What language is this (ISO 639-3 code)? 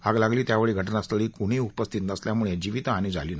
mar